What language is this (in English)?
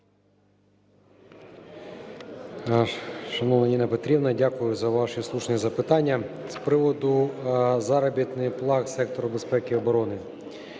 Ukrainian